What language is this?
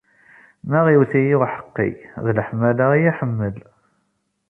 Kabyle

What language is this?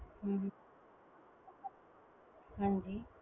Punjabi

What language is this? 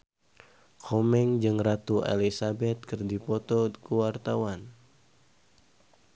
Sundanese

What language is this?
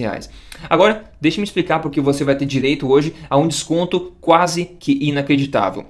Portuguese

